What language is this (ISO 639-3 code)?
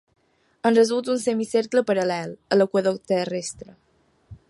cat